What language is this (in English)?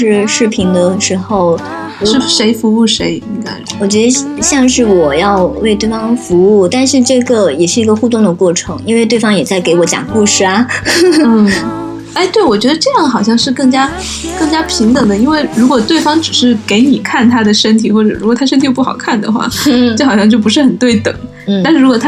Chinese